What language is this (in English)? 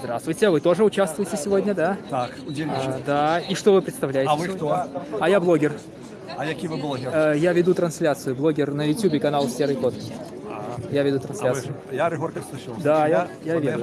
Russian